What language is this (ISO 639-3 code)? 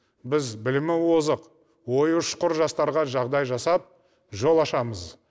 kaz